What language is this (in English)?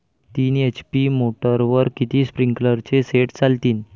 Marathi